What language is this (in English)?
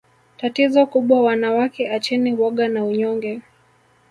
Swahili